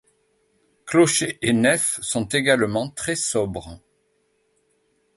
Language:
French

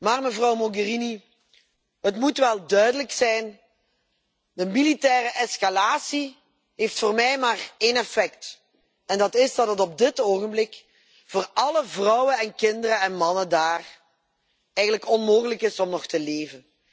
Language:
Dutch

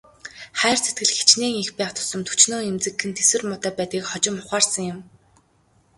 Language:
Mongolian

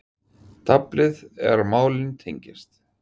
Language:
Icelandic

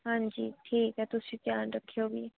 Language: Dogri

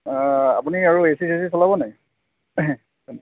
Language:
Assamese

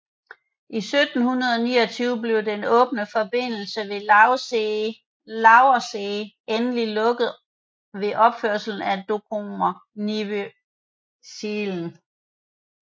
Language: Danish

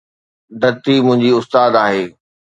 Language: Sindhi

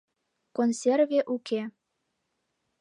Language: Mari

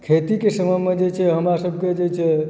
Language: Maithili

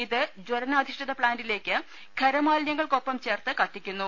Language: Malayalam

